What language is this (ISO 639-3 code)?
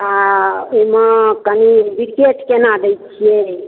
mai